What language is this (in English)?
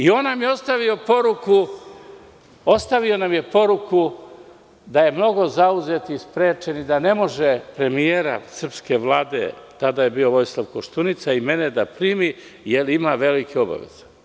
Serbian